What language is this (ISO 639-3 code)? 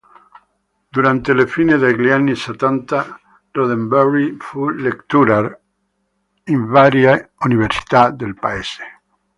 ita